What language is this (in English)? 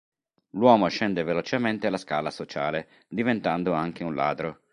Italian